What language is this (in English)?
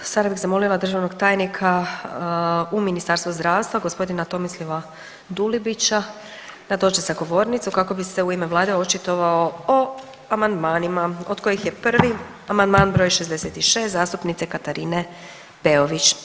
Croatian